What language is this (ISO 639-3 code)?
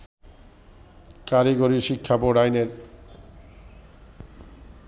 ben